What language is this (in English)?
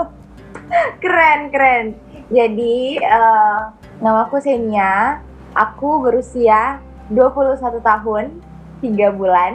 Indonesian